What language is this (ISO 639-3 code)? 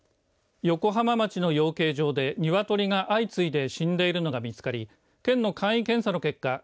jpn